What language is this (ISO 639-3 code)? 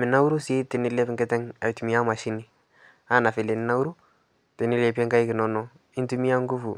mas